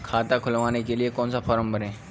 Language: Hindi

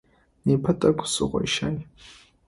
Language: Adyghe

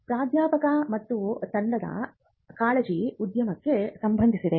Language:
Kannada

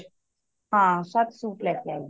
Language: Punjabi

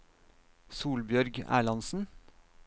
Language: Norwegian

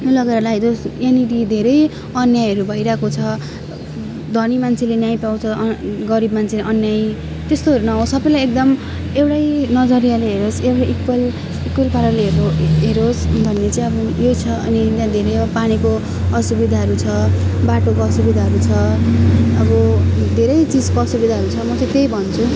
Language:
Nepali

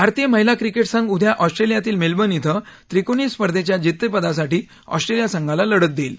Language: Marathi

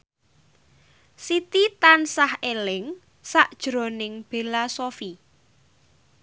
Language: Javanese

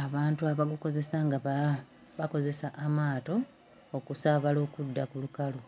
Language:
Ganda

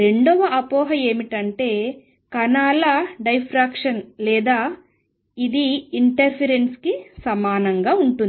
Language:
Telugu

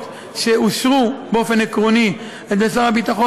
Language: Hebrew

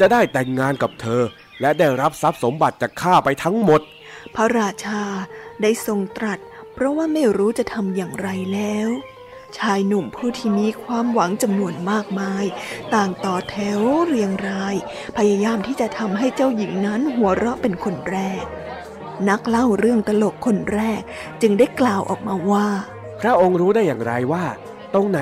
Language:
Thai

